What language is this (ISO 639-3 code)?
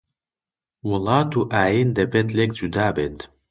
ckb